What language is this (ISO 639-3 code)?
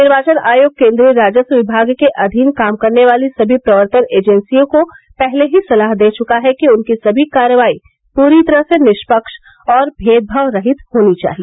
hin